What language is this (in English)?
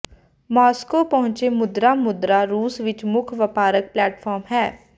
Punjabi